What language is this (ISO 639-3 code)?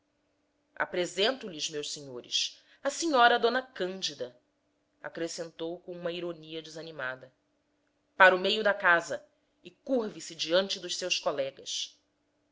por